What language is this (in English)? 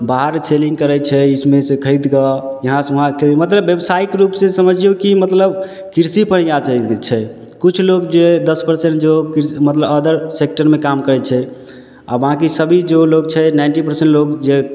Maithili